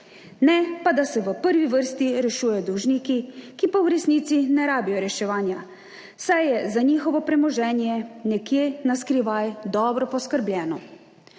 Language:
Slovenian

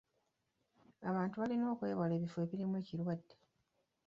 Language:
Ganda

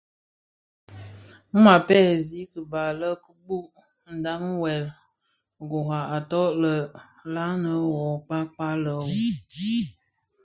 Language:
Bafia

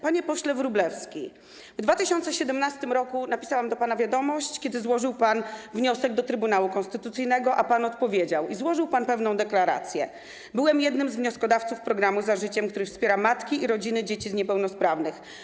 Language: Polish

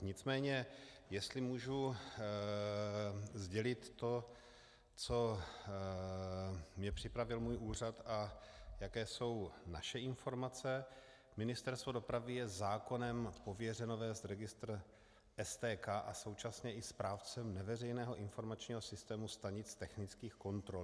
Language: Czech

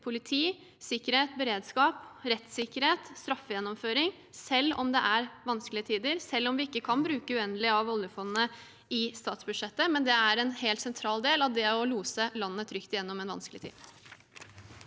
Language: Norwegian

